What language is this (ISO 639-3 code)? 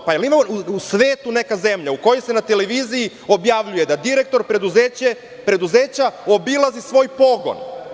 srp